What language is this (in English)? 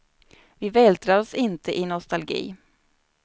Swedish